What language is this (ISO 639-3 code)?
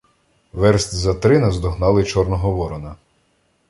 ukr